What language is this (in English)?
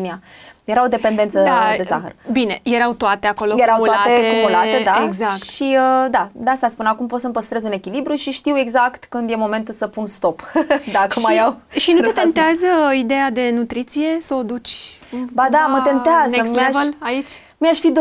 Romanian